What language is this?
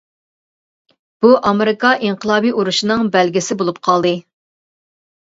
Uyghur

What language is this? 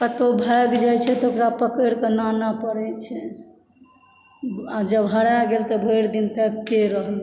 Maithili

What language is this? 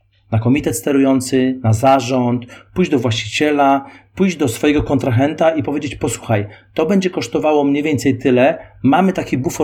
Polish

